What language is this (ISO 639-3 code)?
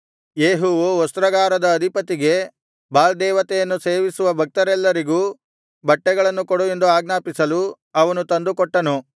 kan